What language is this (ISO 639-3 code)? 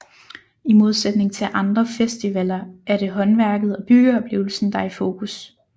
dan